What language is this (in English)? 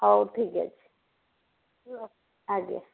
Odia